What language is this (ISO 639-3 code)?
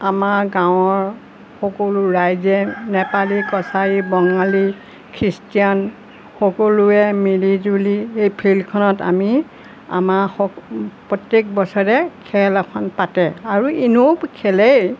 asm